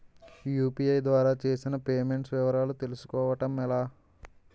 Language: Telugu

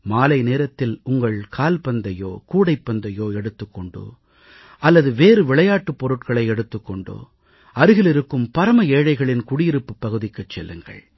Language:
Tamil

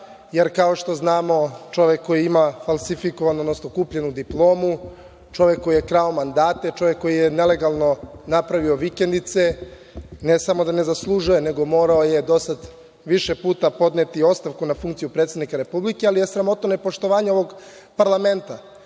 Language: Serbian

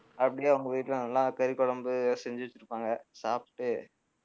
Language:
Tamil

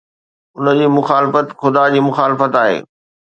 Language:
Sindhi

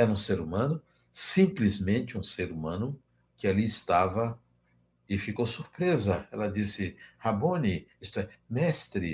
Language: Portuguese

